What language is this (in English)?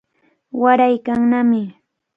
Cajatambo North Lima Quechua